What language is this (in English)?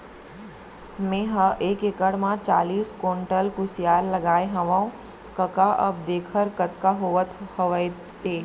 Chhattisgarhi